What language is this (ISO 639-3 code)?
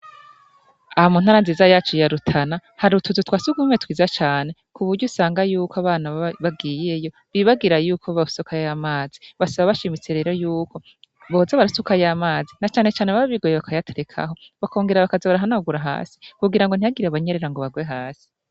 run